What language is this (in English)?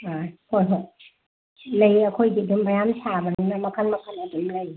Manipuri